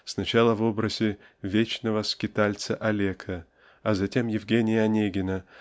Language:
Russian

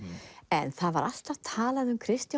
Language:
Icelandic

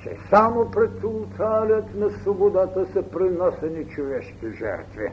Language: Bulgarian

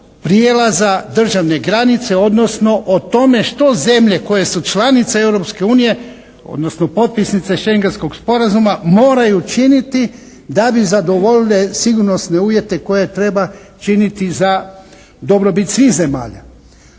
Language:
Croatian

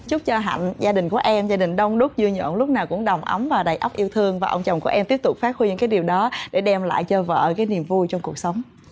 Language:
Vietnamese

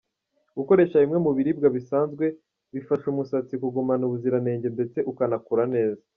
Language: Kinyarwanda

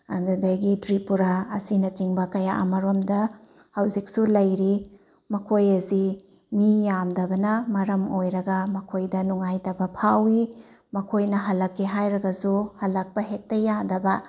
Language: Manipuri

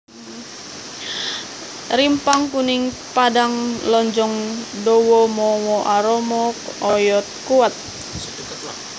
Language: Javanese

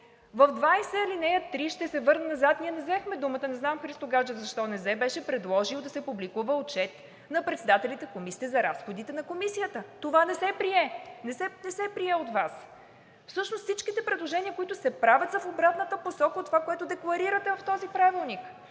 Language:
Bulgarian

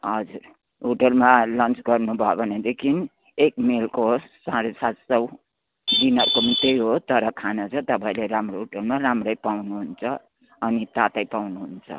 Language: Nepali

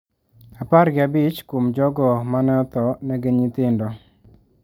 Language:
Luo (Kenya and Tanzania)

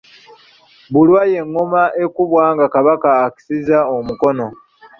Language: Ganda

